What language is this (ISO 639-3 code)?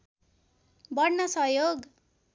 nep